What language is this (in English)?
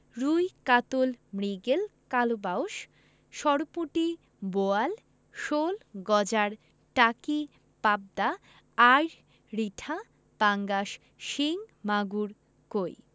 Bangla